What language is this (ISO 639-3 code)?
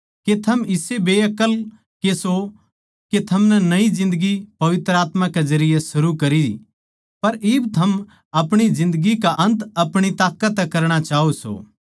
bgc